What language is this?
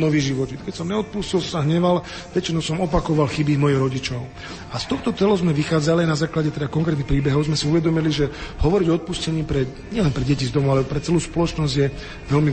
Slovak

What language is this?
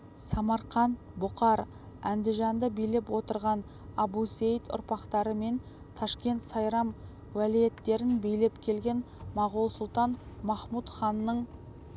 Kazakh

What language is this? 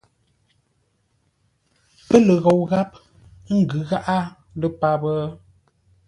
Ngombale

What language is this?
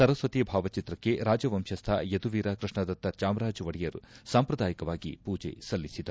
Kannada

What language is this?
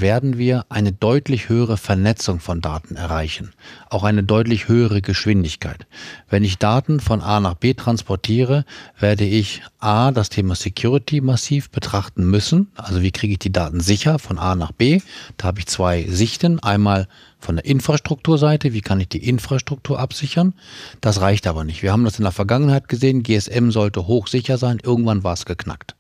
German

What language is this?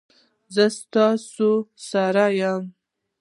Pashto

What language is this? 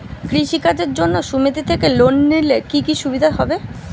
Bangla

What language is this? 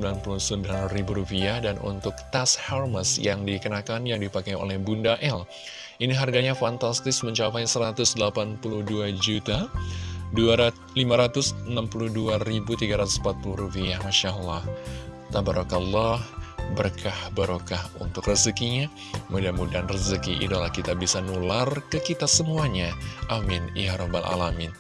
Indonesian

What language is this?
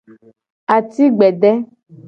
Gen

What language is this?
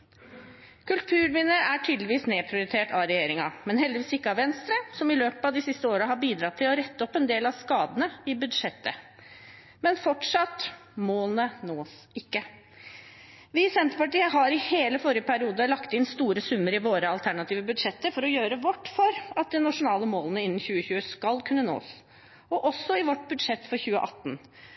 Norwegian Bokmål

